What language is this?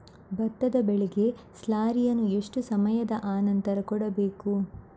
Kannada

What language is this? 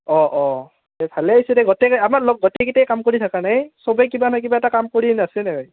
Assamese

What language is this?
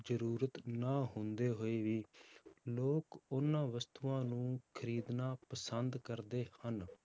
Punjabi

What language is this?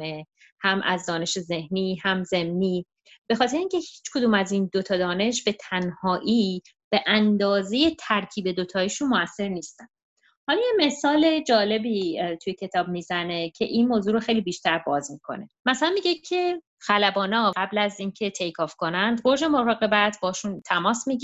Persian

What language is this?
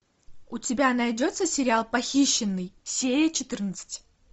Russian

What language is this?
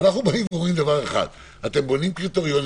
Hebrew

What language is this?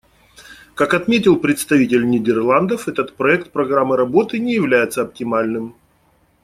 Russian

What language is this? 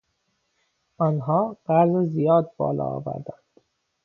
Persian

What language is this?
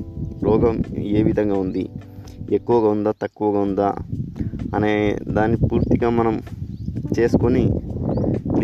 Telugu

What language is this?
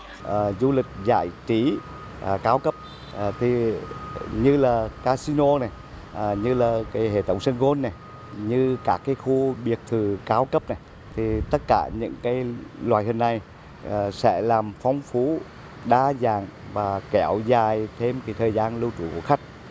Vietnamese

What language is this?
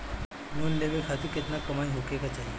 Bhojpuri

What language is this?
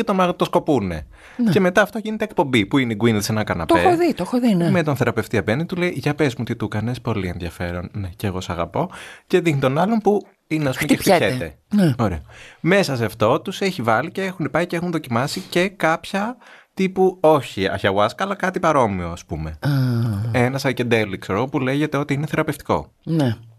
Greek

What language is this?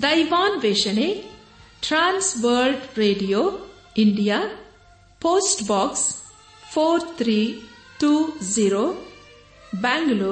Kannada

